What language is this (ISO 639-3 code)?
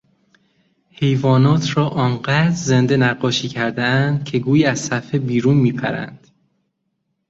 fas